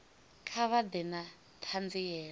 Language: Venda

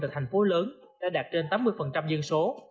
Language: Vietnamese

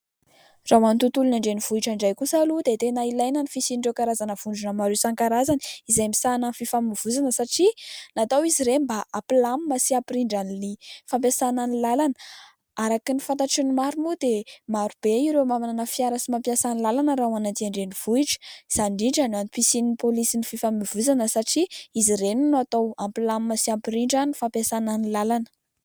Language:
Malagasy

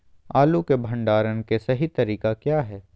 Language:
Magahi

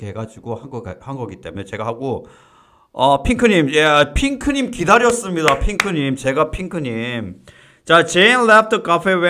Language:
Korean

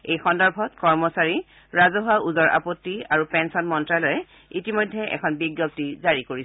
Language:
Assamese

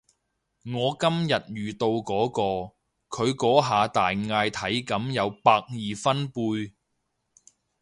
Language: Cantonese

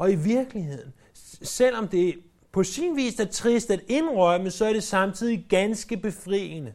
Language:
Danish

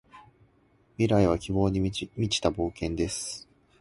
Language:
Japanese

